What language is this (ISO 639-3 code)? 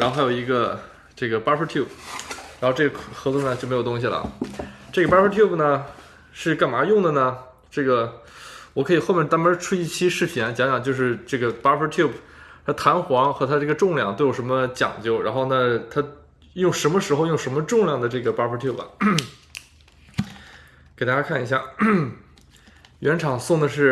zho